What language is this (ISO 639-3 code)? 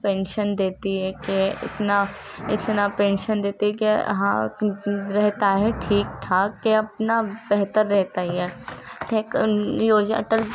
urd